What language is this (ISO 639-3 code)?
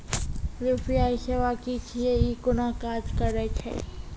mai